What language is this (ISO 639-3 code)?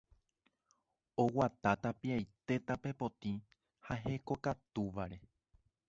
grn